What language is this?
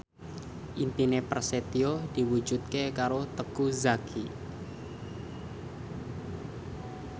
Javanese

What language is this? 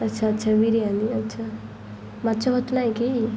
Odia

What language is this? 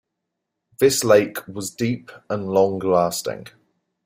English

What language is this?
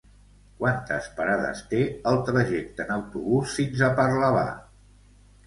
Catalan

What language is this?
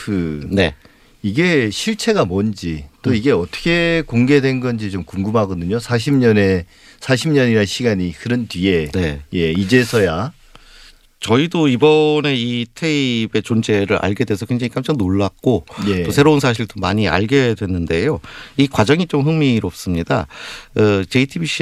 Korean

